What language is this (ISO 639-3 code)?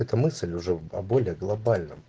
rus